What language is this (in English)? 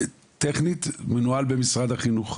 Hebrew